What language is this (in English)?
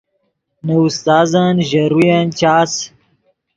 Yidgha